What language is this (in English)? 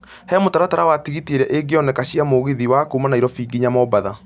Kikuyu